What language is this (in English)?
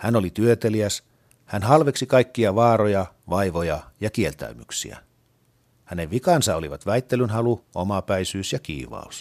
Finnish